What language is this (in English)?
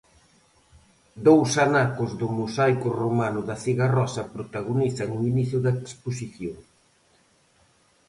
Galician